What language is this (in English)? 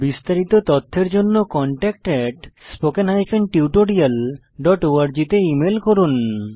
Bangla